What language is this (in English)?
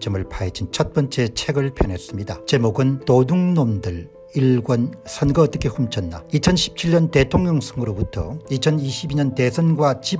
Korean